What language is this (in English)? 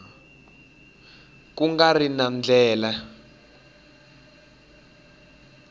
Tsonga